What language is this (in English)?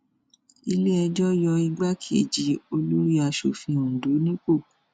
Yoruba